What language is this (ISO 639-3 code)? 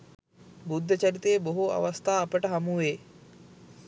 sin